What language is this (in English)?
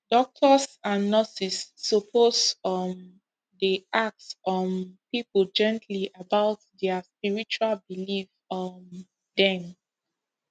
Nigerian Pidgin